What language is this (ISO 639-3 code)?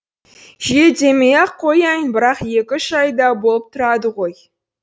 kaz